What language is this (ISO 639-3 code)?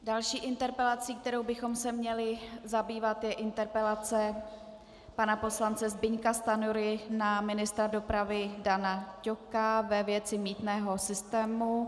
ces